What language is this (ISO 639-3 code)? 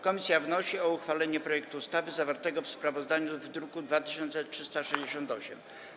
pol